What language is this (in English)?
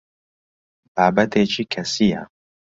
Central Kurdish